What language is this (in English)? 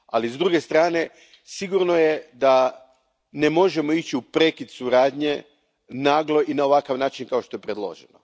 Croatian